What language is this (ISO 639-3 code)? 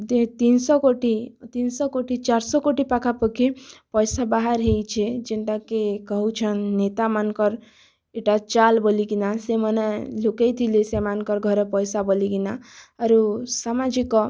ori